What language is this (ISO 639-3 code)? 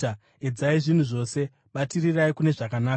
sna